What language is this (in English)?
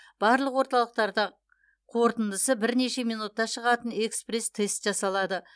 Kazakh